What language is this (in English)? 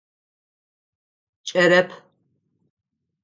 Adyghe